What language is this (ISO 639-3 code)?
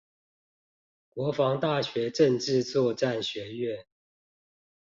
zho